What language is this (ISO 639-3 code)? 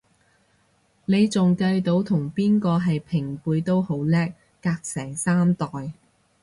yue